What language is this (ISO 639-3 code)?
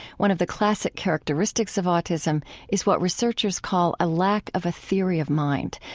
eng